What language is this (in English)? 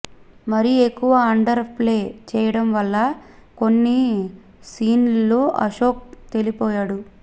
Telugu